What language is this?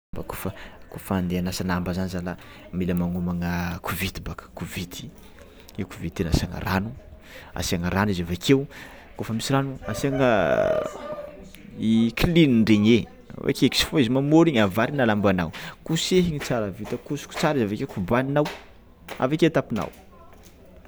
Tsimihety Malagasy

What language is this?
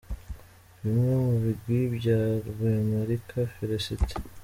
Kinyarwanda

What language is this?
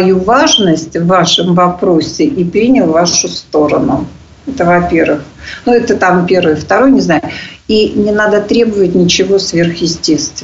Russian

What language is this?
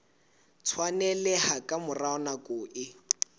Southern Sotho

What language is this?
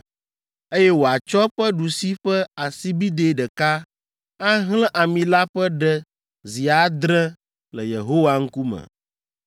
Ewe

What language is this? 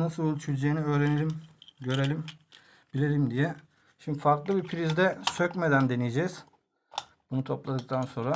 Turkish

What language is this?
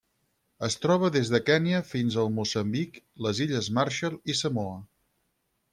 Catalan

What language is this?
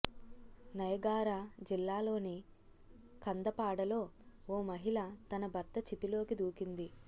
Telugu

